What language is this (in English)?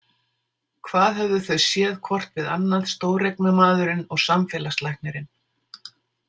Icelandic